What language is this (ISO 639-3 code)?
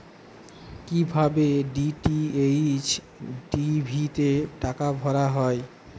ben